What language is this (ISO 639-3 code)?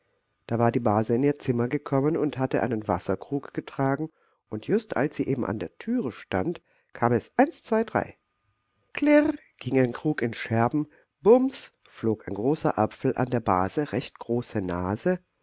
deu